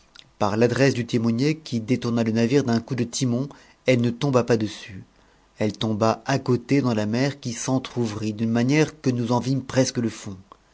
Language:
French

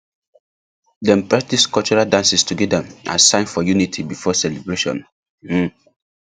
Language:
Nigerian Pidgin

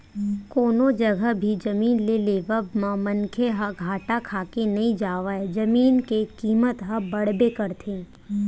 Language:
Chhattisgarhi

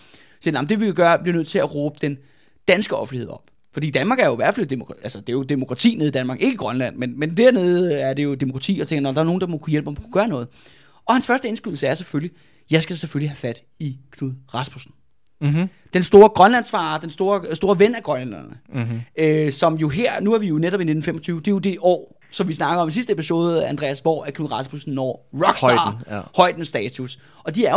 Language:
Danish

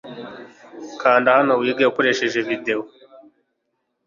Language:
Kinyarwanda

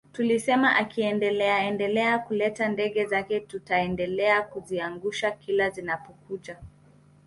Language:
Swahili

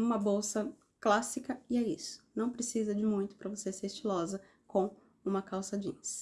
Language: Portuguese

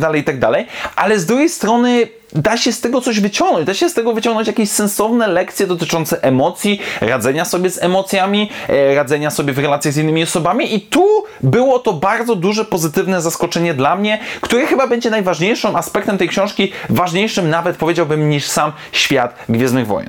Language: Polish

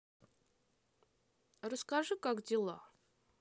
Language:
Russian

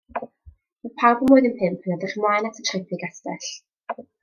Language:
Welsh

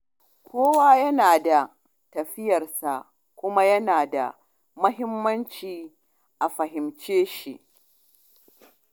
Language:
Hausa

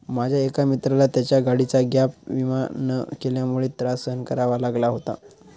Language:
Marathi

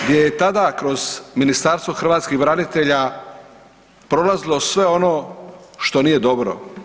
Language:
Croatian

